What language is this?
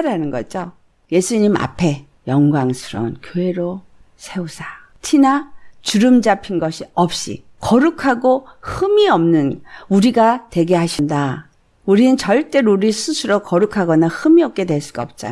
Korean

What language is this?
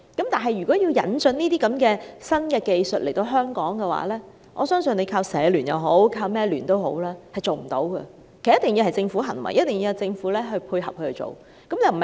Cantonese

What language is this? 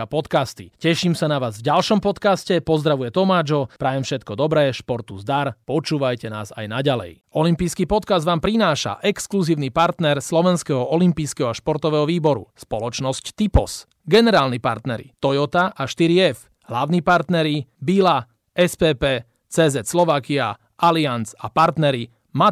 Slovak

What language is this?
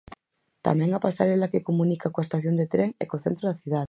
Galician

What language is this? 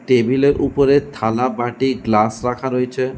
Bangla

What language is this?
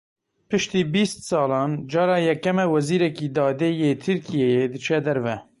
Kurdish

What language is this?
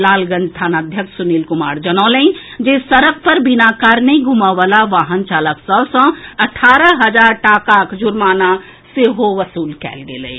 Maithili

